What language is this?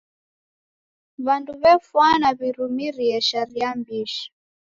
Taita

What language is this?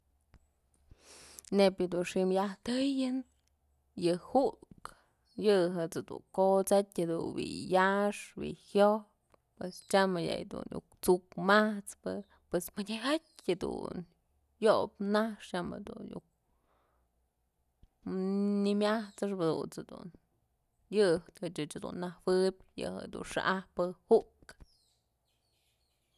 Mazatlán Mixe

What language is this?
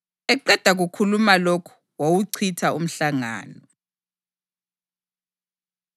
North Ndebele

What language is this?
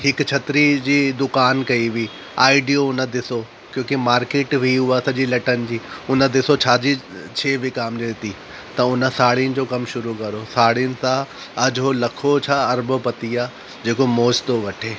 Sindhi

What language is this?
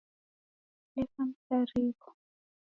Taita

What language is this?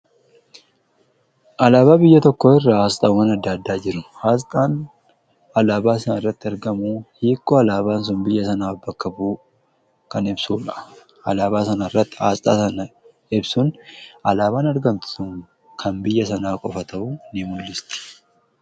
Oromo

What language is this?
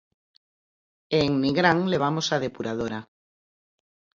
Galician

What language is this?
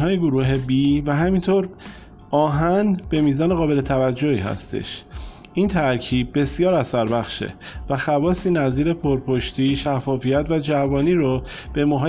Persian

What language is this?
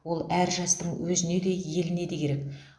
Kazakh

